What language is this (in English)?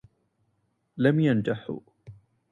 Arabic